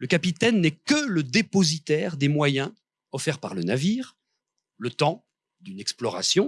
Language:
French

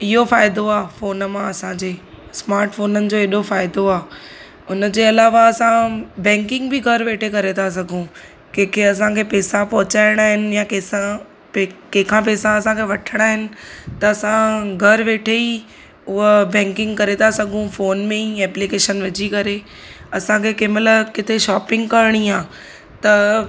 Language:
Sindhi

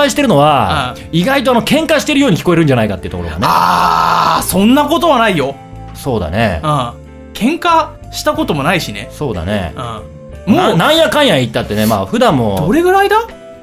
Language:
Japanese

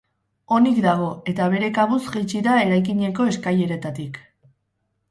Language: Basque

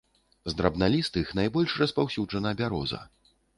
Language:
Belarusian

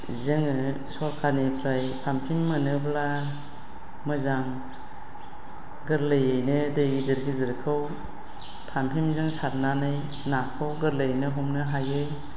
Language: Bodo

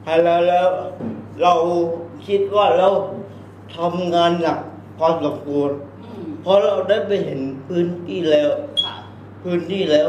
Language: Thai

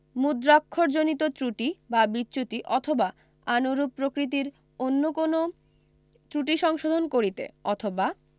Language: Bangla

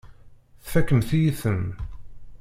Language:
Kabyle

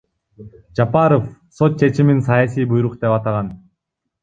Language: Kyrgyz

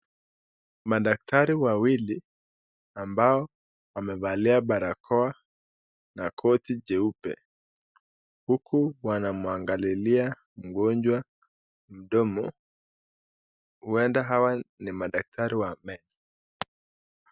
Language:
Swahili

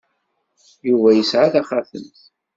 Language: Kabyle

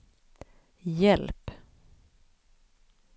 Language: Swedish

